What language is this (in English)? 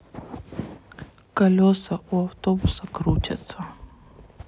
Russian